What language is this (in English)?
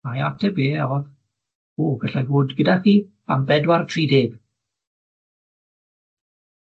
Welsh